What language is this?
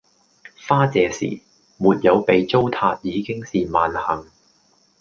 Cantonese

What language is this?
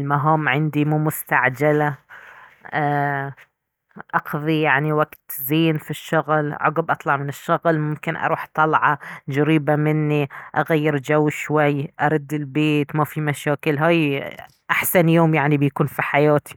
Baharna Arabic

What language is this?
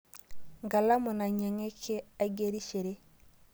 Masai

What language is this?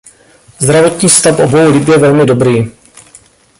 Czech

